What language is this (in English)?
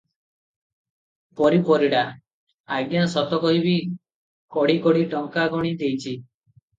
Odia